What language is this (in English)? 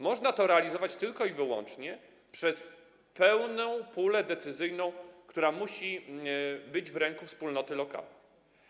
Polish